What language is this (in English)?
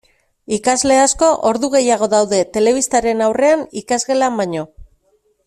Basque